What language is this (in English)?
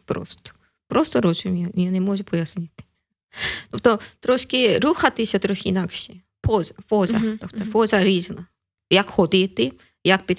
Ukrainian